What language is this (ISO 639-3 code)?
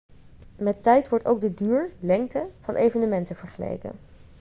nld